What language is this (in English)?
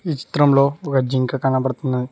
Telugu